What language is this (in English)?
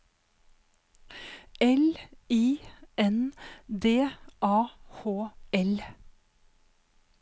Norwegian